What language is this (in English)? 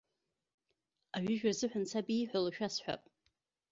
Abkhazian